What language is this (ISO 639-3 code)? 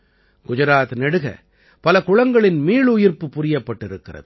tam